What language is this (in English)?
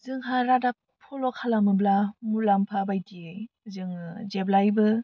Bodo